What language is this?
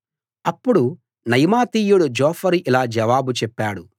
Telugu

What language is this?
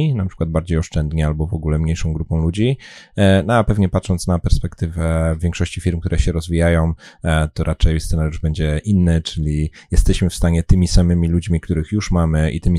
Polish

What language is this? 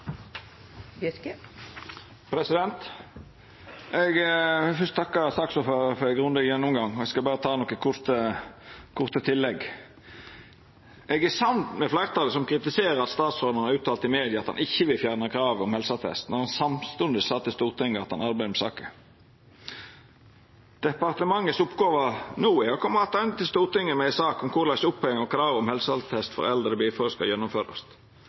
Norwegian Nynorsk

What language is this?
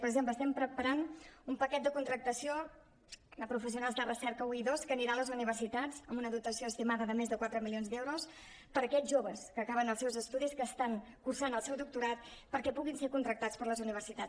Catalan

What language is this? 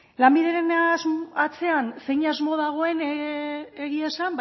Basque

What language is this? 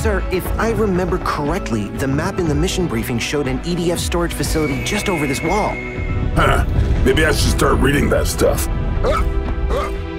English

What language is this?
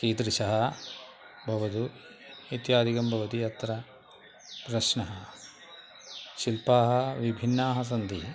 Sanskrit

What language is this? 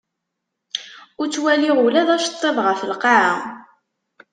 Kabyle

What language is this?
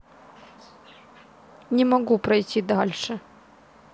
Russian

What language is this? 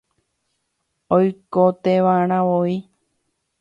Guarani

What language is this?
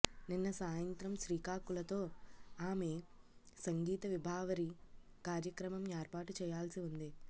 Telugu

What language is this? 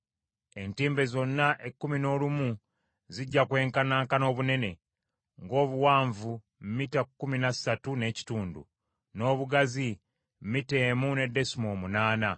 Ganda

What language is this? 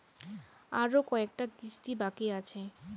Bangla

